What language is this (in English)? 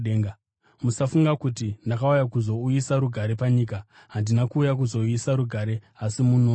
Shona